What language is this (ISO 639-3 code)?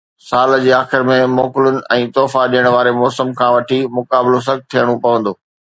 snd